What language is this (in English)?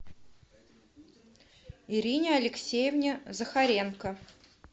Russian